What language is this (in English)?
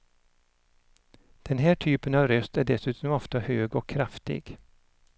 Swedish